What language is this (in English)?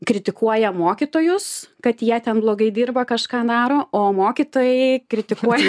Lithuanian